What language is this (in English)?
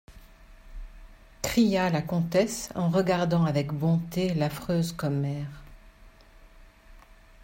French